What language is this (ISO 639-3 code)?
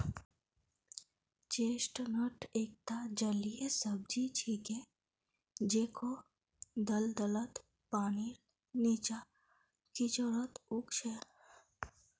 mag